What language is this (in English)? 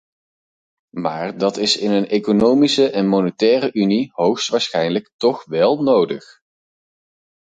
Dutch